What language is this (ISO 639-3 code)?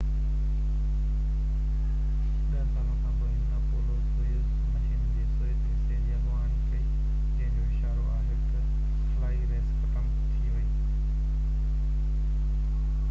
snd